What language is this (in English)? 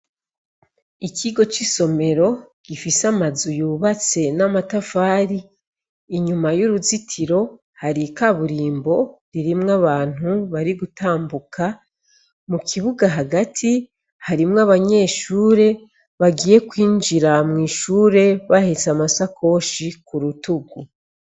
Rundi